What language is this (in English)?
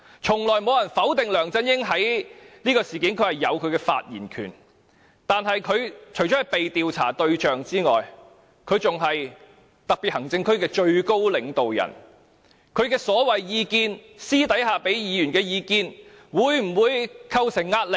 Cantonese